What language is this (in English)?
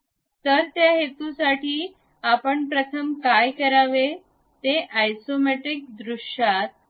Marathi